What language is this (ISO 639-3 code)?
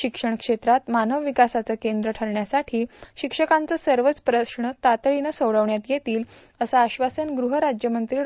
mar